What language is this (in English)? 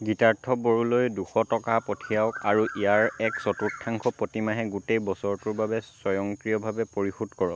Assamese